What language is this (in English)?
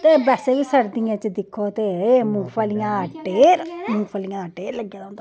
Dogri